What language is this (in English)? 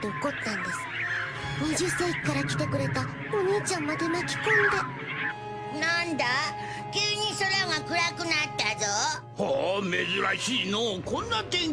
Japanese